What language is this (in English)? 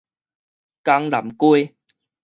Min Nan Chinese